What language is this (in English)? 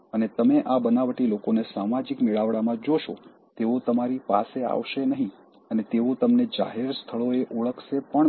Gujarati